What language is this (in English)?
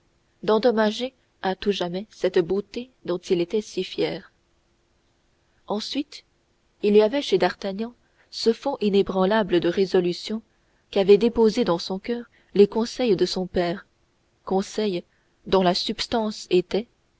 French